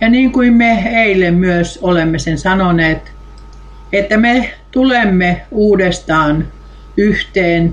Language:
Finnish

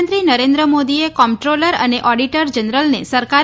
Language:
Gujarati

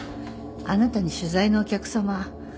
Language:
Japanese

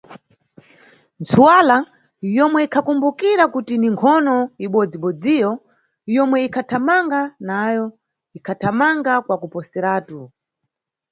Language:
Nyungwe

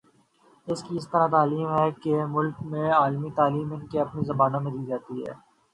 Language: Urdu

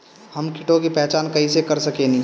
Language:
Bhojpuri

